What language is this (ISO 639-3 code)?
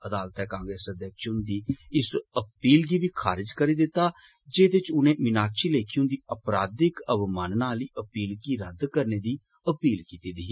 doi